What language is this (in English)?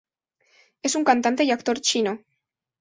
Spanish